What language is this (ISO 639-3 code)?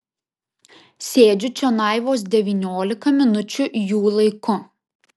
lit